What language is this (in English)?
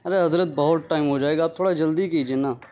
Urdu